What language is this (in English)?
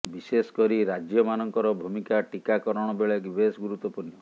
Odia